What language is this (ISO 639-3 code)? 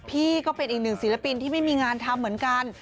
tha